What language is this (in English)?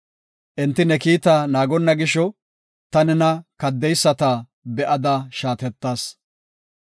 Gofa